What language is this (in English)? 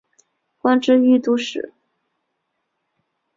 Chinese